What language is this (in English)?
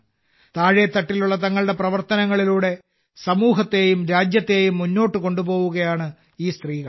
Malayalam